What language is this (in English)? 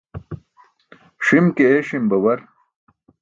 Burushaski